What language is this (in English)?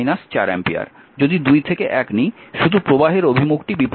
Bangla